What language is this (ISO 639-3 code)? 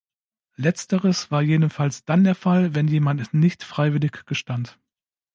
deu